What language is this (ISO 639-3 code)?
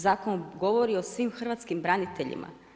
hrv